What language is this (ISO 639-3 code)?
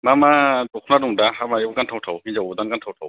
brx